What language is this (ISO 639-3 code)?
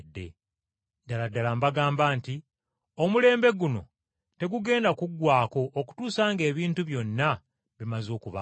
lug